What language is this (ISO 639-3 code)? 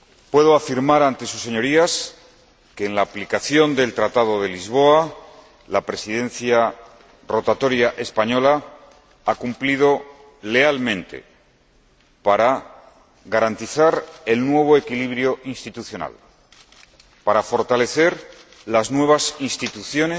spa